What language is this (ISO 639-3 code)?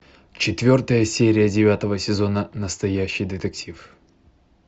rus